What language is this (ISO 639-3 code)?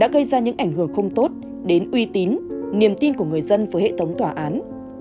vie